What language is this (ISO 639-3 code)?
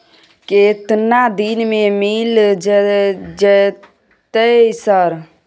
mai